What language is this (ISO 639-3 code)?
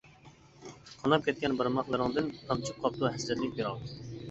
uig